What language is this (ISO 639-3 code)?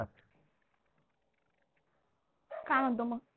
mar